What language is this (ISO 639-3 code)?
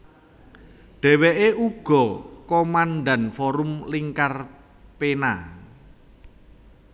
jav